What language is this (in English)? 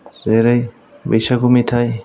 Bodo